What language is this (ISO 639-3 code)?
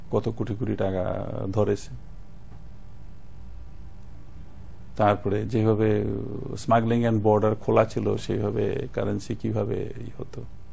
ben